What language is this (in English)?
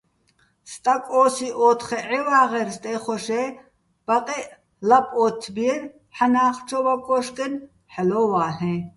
Bats